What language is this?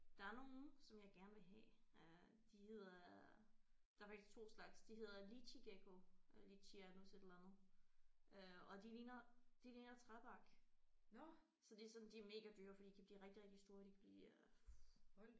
Danish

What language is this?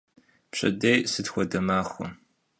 Kabardian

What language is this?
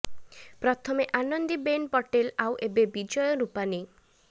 Odia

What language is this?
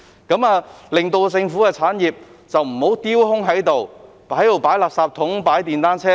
Cantonese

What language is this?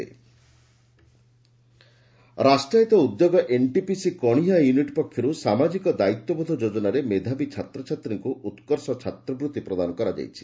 Odia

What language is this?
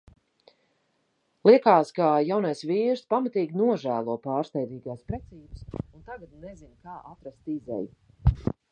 Latvian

